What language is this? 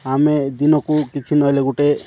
Odia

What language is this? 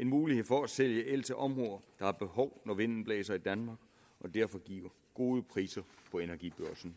Danish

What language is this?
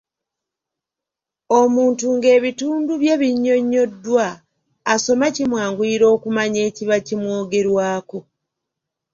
Ganda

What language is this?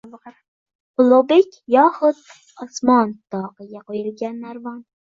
Uzbek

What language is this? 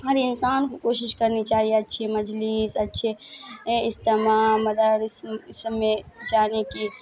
Urdu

